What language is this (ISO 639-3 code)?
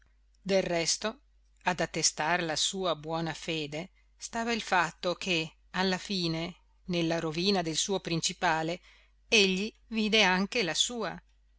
ita